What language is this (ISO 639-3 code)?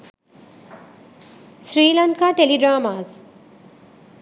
sin